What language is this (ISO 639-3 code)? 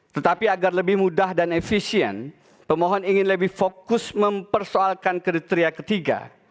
ind